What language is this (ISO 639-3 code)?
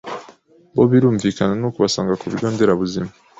kin